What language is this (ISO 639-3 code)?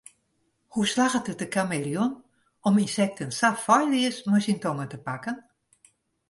fry